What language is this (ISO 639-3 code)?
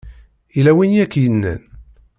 kab